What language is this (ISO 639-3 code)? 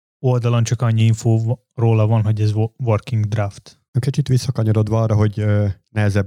hun